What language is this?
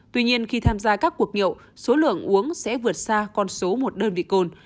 Vietnamese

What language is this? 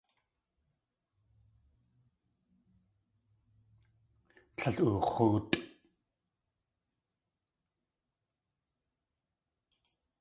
Tlingit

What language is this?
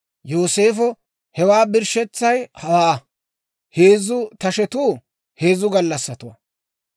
Dawro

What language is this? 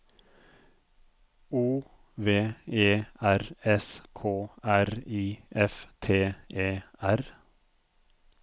Norwegian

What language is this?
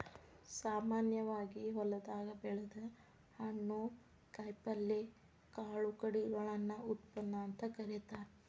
Kannada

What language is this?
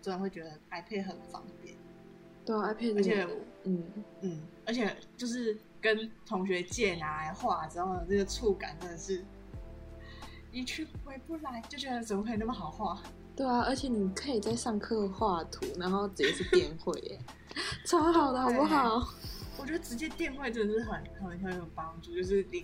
Chinese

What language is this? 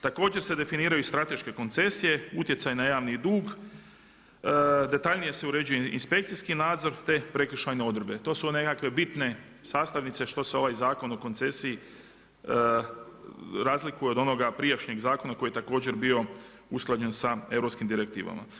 Croatian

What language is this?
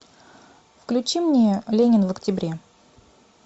Russian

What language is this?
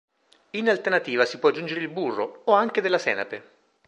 Italian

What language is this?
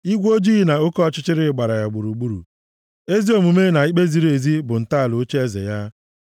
Igbo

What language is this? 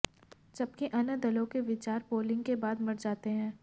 Hindi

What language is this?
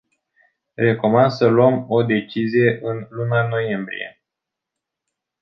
Romanian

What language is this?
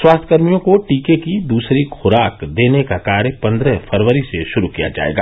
Hindi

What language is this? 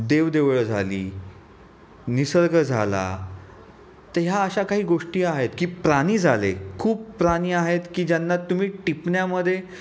Marathi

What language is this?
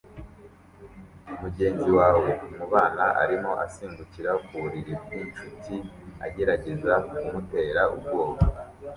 Kinyarwanda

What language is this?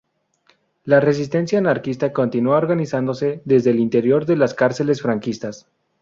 Spanish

